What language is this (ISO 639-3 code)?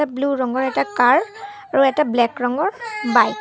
asm